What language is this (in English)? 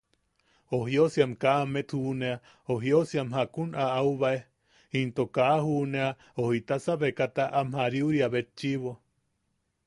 Yaqui